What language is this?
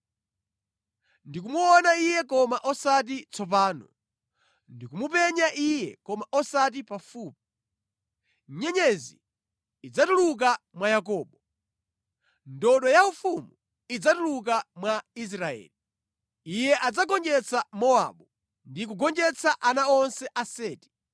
Nyanja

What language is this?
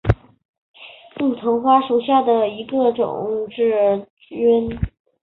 Chinese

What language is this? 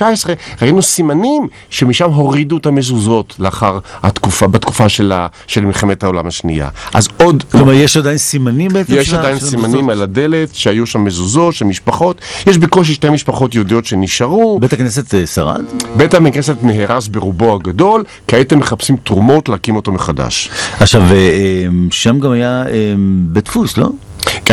Hebrew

